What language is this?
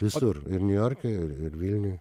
Lithuanian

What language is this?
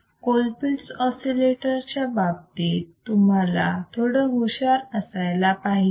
Marathi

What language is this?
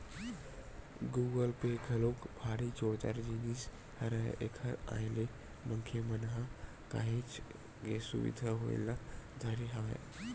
Chhattisgarhi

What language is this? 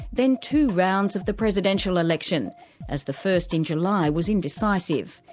English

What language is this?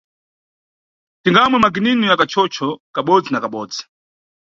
Nyungwe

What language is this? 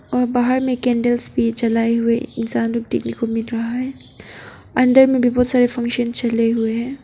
Hindi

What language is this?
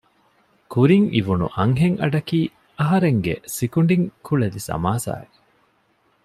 Divehi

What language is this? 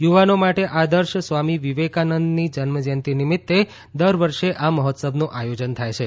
Gujarati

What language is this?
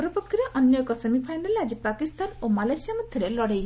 Odia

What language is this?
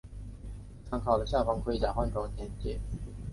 Chinese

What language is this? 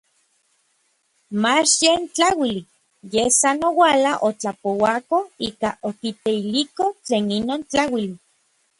Orizaba Nahuatl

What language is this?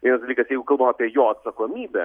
Lithuanian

